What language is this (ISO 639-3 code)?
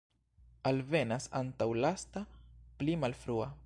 epo